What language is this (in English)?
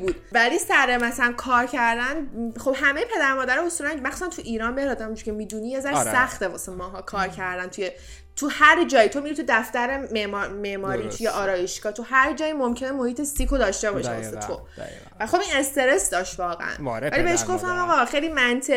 Persian